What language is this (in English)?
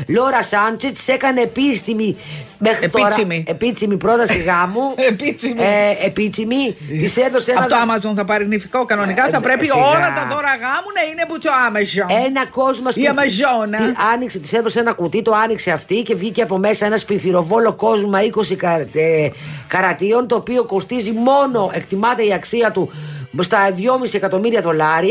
Greek